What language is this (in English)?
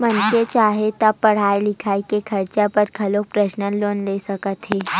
Chhattisgarhi